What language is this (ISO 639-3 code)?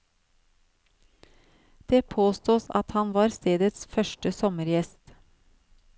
nor